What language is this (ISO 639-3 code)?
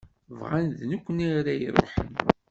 kab